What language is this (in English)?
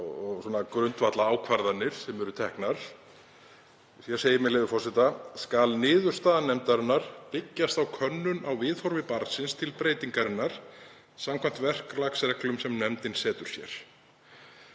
Icelandic